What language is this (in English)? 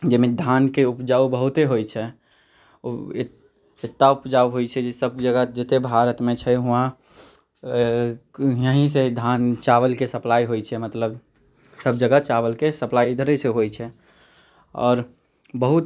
Maithili